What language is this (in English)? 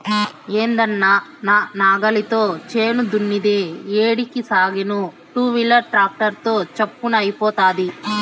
Telugu